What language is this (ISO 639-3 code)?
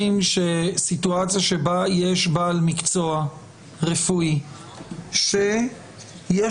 heb